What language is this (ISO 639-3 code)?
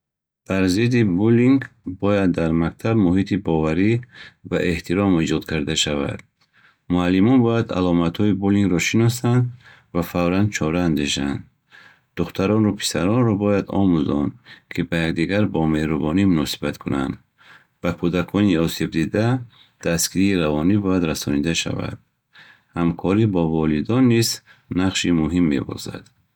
bhh